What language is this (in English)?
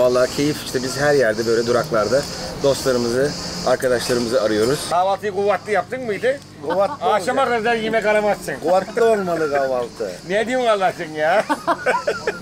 Turkish